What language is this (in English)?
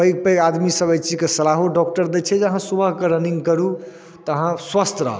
Maithili